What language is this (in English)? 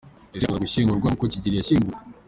Kinyarwanda